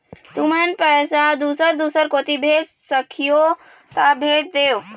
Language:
Chhattisgarhi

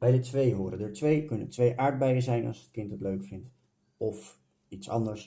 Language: Dutch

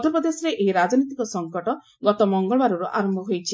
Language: Odia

